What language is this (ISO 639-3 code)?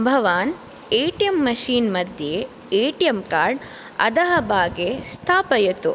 san